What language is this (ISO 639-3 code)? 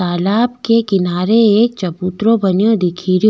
raj